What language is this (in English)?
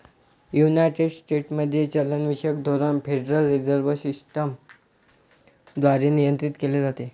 Marathi